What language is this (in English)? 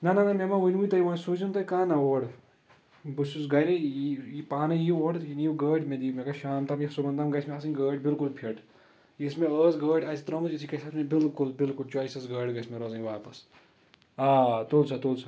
Kashmiri